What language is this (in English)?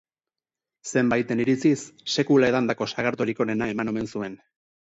Basque